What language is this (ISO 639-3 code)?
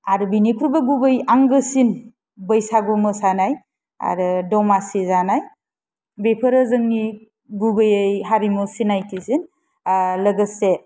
brx